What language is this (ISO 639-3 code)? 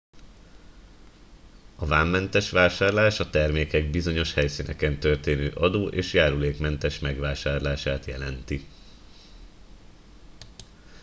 hun